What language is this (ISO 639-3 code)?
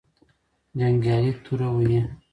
pus